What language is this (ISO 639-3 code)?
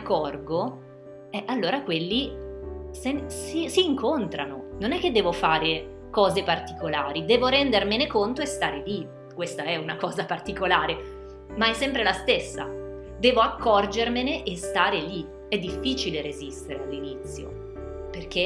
ita